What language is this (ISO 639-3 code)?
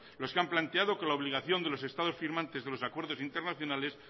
spa